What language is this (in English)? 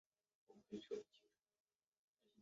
Chinese